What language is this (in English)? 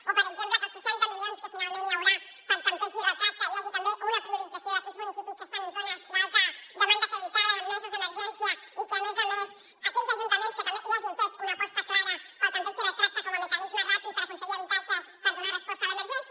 Catalan